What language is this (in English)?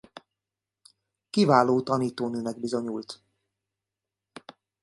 Hungarian